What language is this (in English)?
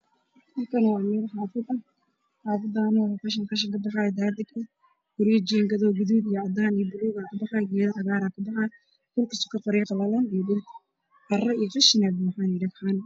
Somali